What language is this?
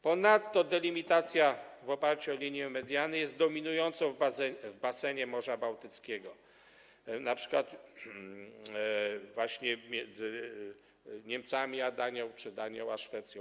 Polish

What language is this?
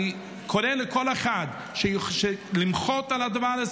Hebrew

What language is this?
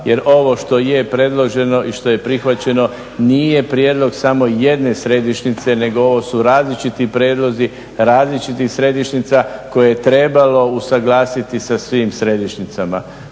Croatian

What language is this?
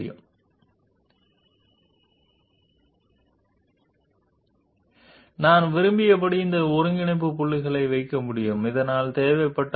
Telugu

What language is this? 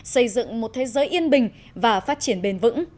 Vietnamese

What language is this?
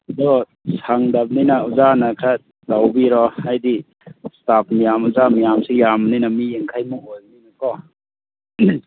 Manipuri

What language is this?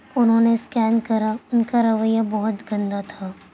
Urdu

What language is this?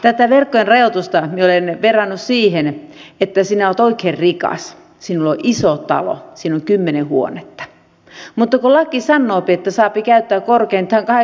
Finnish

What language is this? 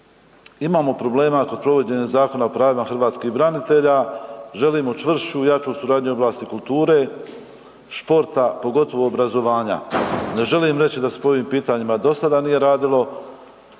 Croatian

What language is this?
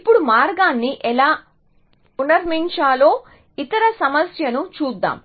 Telugu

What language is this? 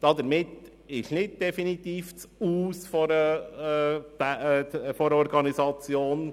Swiss German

